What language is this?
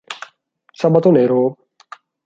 Italian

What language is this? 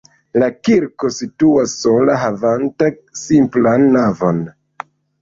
Esperanto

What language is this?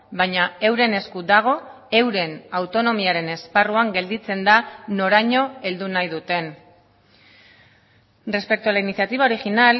Basque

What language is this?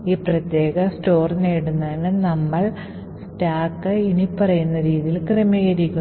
Malayalam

